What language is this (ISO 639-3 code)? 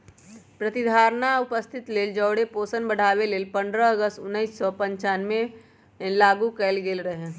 mag